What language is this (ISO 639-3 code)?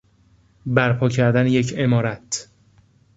fas